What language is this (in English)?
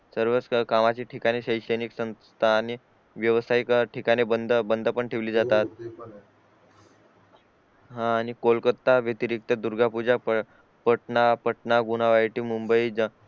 Marathi